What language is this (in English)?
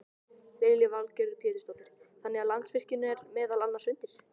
Icelandic